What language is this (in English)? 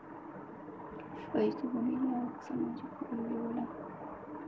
Bhojpuri